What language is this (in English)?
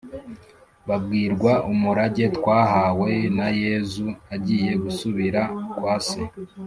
Kinyarwanda